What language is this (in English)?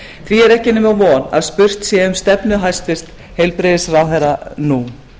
Icelandic